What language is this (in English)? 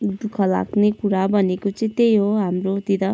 Nepali